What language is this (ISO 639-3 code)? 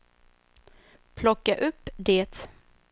swe